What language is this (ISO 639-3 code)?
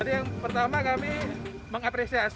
ind